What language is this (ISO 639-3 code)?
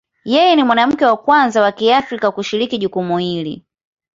swa